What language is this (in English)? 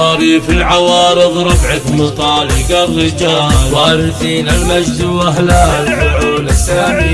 Arabic